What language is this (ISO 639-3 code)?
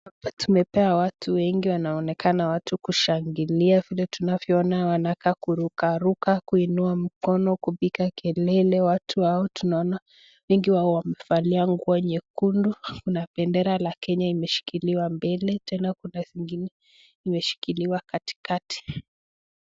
swa